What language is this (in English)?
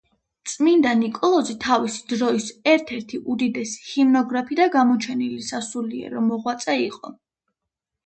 Georgian